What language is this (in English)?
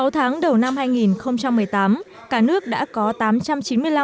Vietnamese